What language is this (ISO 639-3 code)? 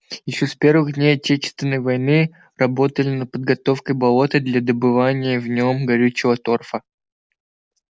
rus